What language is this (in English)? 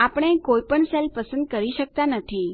Gujarati